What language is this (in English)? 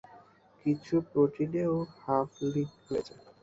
Bangla